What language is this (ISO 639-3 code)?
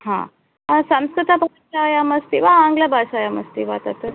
san